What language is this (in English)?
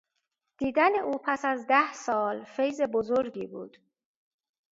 Persian